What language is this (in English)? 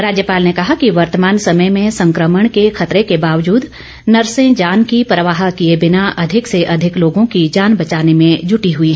Hindi